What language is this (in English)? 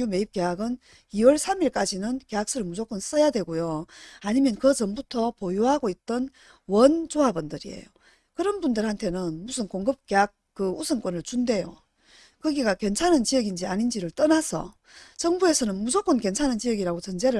Korean